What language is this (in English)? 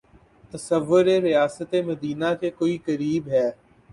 Urdu